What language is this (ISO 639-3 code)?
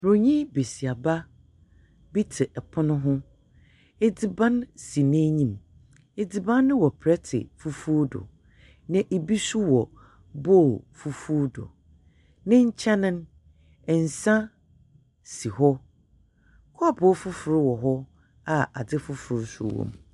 aka